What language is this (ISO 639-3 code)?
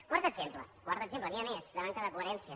cat